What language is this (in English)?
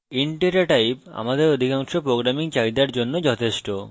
Bangla